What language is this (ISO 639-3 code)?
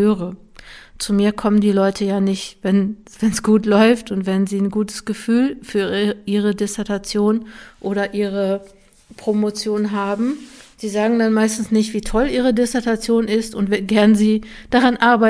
deu